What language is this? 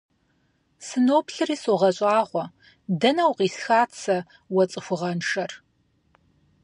Kabardian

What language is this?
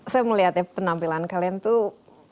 Indonesian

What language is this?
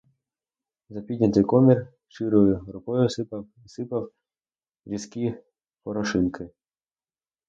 Ukrainian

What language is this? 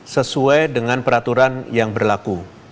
Indonesian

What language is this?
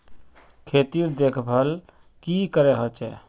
Magahi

